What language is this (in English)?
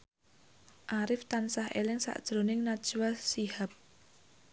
Javanese